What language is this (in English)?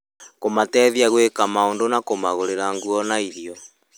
Kikuyu